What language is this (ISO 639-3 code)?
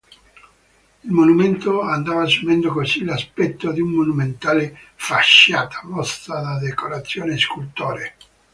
ita